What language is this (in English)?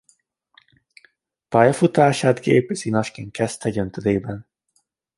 Hungarian